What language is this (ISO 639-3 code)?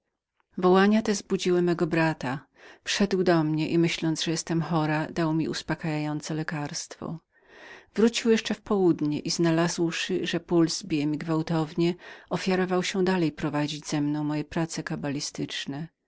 pol